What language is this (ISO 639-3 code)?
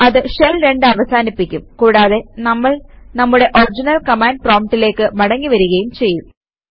mal